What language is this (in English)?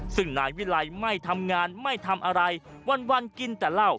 Thai